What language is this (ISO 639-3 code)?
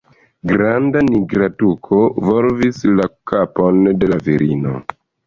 epo